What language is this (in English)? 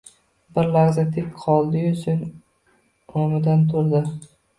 Uzbek